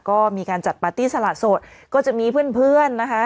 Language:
Thai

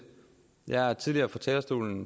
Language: Danish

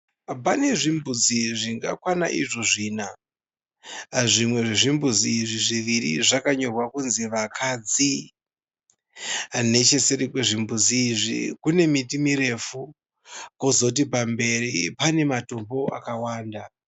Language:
Shona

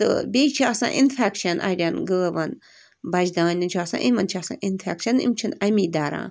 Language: Kashmiri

